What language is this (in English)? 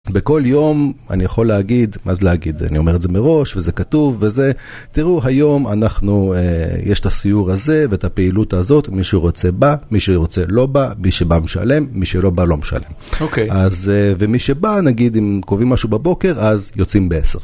Hebrew